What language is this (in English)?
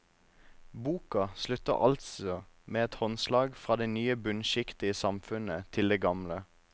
Norwegian